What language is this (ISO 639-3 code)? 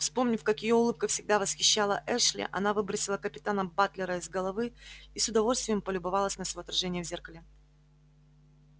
rus